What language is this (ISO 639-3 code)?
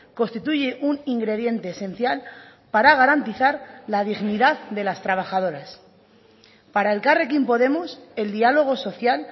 spa